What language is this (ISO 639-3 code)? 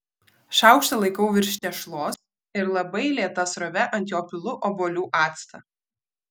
lit